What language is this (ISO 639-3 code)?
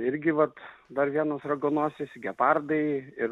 lit